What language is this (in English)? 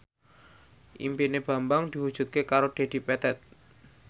Javanese